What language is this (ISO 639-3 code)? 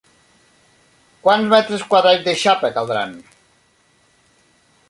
cat